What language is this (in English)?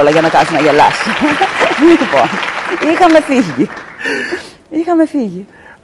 Greek